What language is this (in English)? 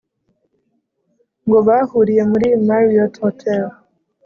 Kinyarwanda